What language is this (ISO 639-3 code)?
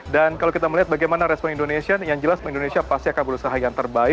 ind